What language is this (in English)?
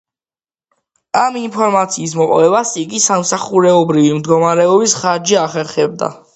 Georgian